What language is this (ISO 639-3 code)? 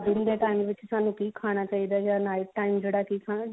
pan